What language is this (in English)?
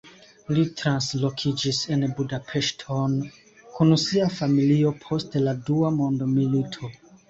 Esperanto